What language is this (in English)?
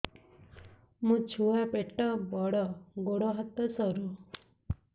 Odia